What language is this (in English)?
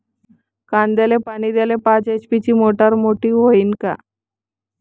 Marathi